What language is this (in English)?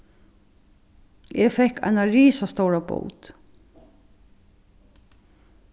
Faroese